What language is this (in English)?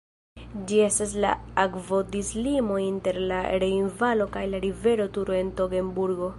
Esperanto